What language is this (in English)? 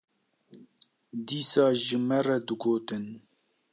Kurdish